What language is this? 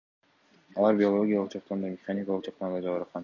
Kyrgyz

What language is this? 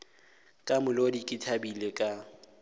Northern Sotho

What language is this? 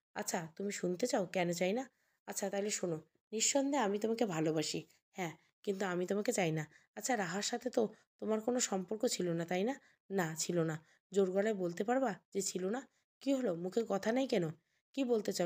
Bangla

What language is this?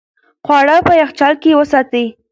Pashto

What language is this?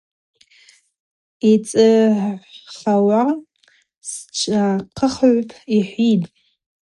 Abaza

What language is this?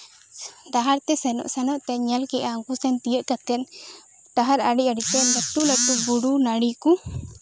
Santali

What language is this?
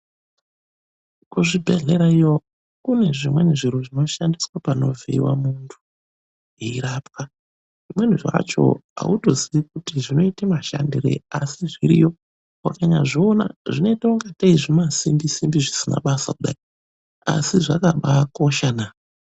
Ndau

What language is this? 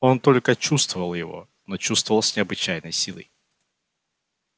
Russian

